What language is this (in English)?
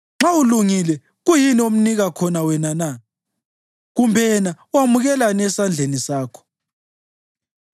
North Ndebele